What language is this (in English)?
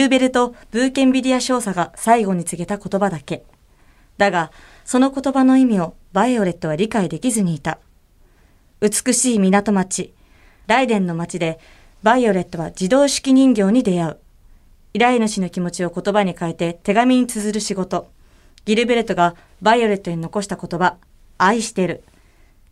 Japanese